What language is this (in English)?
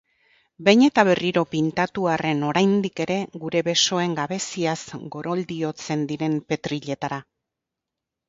Basque